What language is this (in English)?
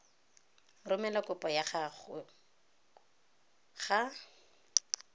Tswana